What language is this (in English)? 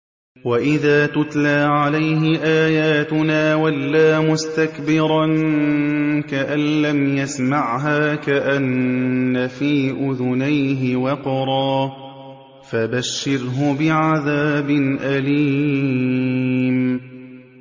Arabic